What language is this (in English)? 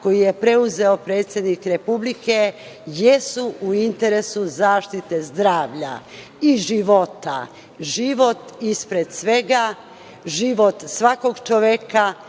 Serbian